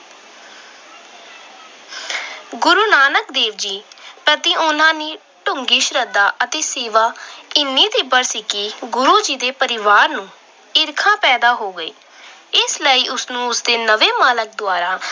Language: Punjabi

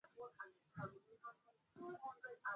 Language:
Swahili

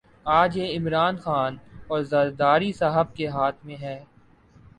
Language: Urdu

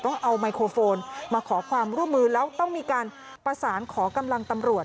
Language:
Thai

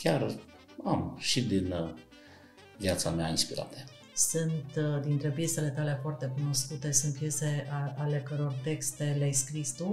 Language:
Romanian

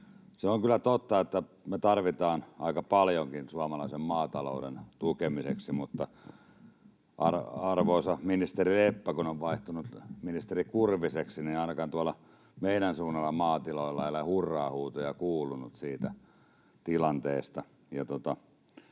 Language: Finnish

